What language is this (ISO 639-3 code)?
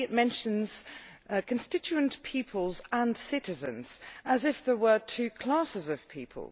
eng